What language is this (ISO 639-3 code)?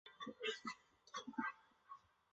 zho